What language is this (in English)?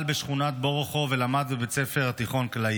Hebrew